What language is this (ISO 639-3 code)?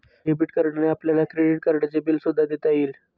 mar